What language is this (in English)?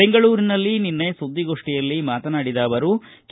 Kannada